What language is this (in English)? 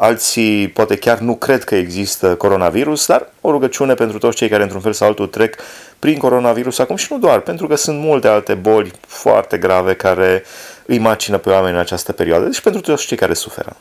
Romanian